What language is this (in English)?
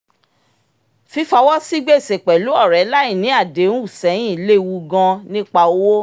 Yoruba